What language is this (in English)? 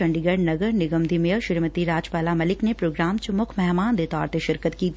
Punjabi